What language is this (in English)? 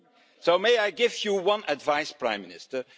English